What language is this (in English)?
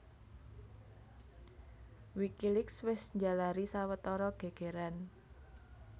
Javanese